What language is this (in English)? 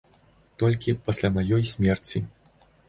Belarusian